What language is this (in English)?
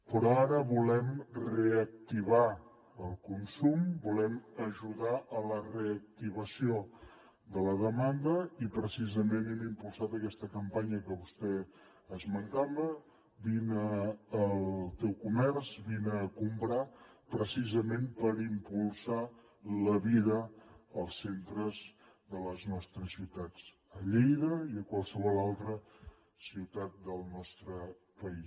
Catalan